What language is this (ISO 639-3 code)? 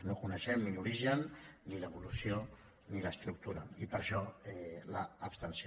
cat